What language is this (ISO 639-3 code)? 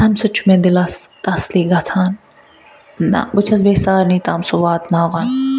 kas